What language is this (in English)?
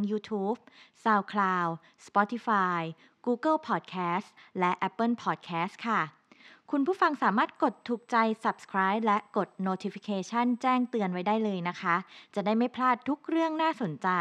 Thai